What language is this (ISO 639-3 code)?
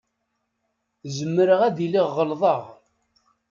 kab